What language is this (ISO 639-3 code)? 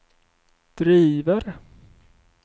swe